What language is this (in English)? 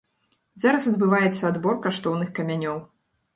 Belarusian